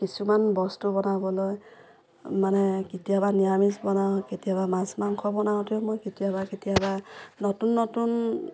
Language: Assamese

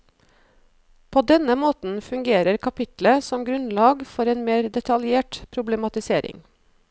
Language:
Norwegian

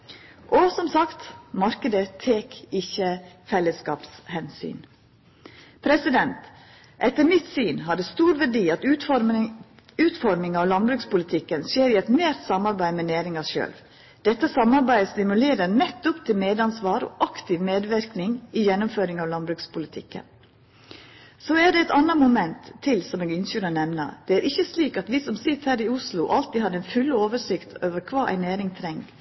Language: Norwegian Nynorsk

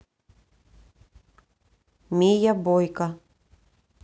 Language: Russian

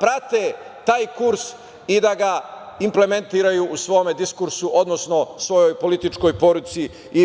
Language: Serbian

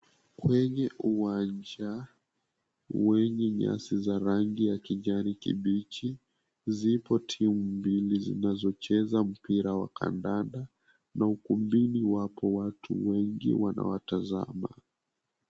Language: Swahili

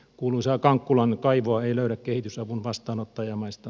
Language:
Finnish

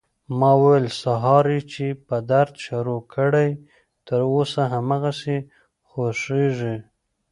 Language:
Pashto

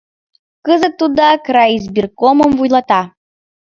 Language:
Mari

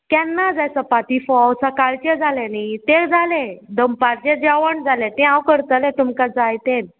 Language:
Konkani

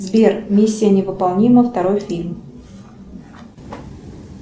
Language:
Russian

